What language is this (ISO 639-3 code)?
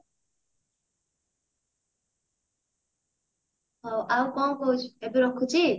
ori